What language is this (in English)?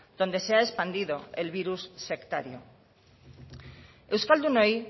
Spanish